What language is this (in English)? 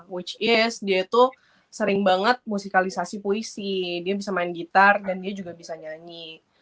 Indonesian